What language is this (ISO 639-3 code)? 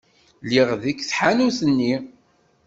kab